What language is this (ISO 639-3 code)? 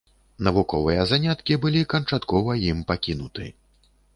bel